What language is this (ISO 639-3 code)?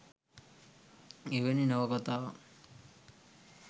sin